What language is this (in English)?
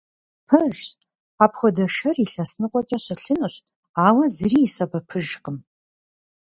Kabardian